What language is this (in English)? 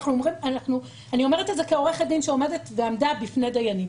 Hebrew